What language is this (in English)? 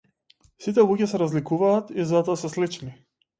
Macedonian